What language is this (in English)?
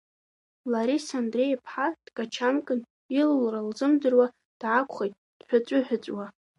Abkhazian